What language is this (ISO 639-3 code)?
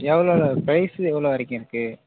tam